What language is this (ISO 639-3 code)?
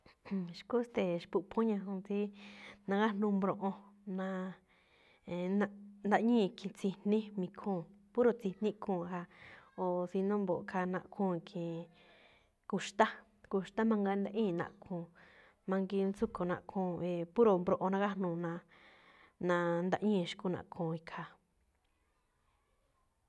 tcf